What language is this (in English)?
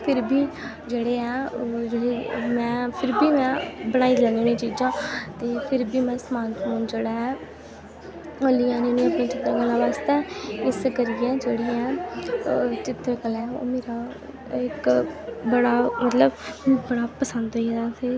Dogri